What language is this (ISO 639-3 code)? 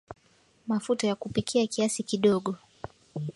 swa